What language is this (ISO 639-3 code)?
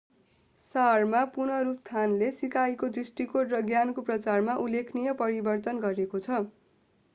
nep